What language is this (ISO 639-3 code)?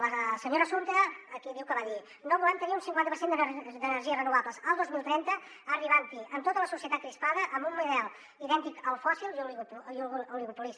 cat